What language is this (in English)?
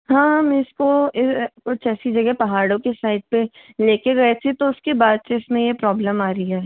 Hindi